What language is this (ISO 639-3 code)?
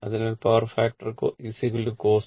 mal